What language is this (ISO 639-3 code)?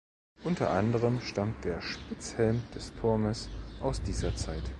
deu